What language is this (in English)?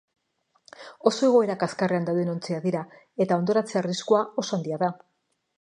Basque